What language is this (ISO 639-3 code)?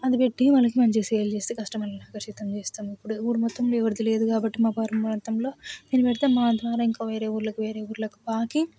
tel